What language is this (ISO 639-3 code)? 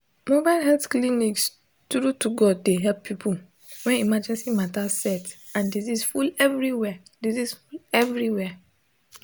pcm